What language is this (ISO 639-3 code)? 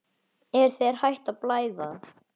isl